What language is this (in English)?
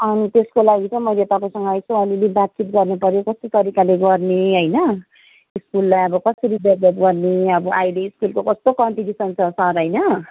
Nepali